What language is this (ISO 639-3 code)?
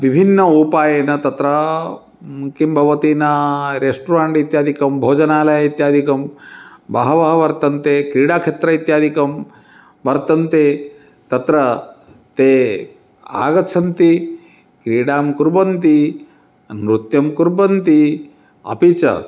san